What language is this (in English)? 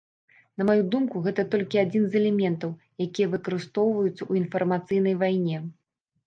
Belarusian